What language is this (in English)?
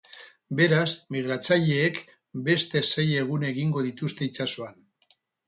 Basque